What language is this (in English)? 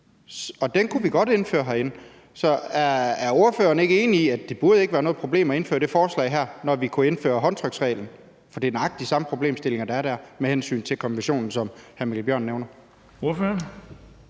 Danish